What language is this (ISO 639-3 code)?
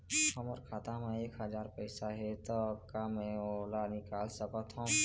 hne